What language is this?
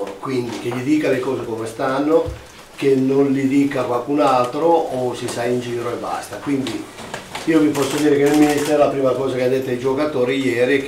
Italian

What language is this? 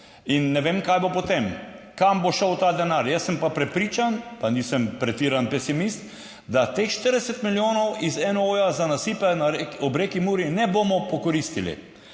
Slovenian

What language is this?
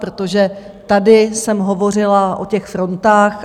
Czech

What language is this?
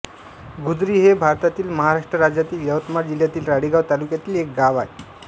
Marathi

